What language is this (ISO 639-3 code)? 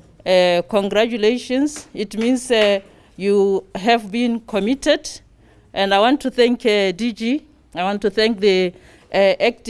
eng